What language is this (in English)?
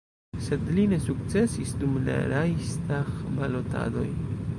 Esperanto